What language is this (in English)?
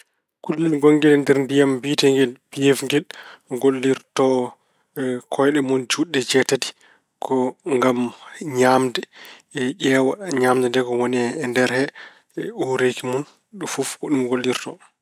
Fula